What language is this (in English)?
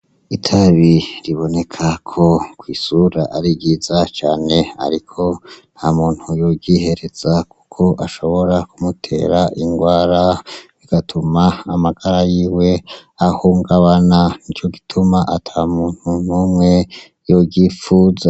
Rundi